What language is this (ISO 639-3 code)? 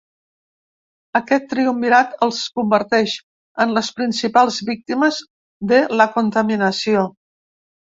cat